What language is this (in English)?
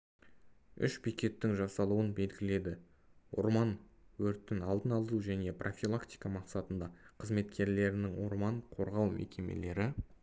Kazakh